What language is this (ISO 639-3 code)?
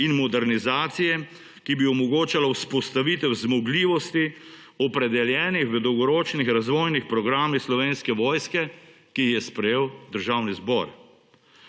slv